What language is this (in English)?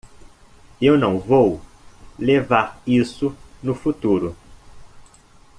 Portuguese